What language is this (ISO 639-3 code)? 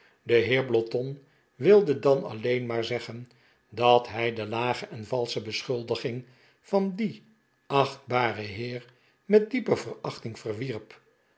nld